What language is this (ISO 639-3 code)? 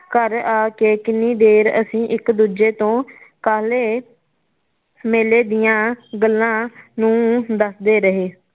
pan